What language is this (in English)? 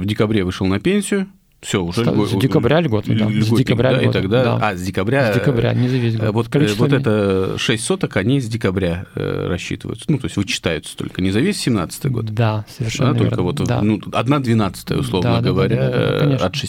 Russian